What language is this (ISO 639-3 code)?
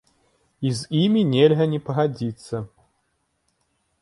bel